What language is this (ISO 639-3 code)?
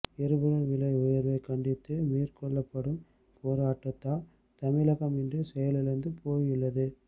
tam